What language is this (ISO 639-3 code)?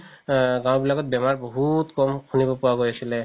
asm